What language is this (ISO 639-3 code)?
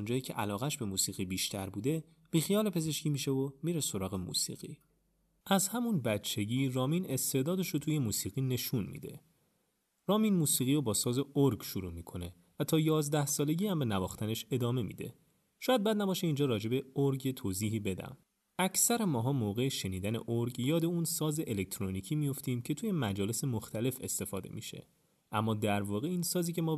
fas